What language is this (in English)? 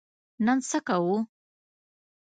Pashto